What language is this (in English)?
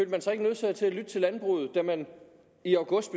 Danish